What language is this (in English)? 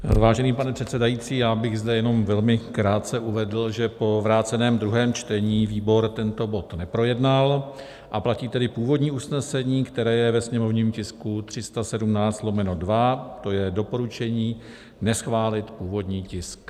Czech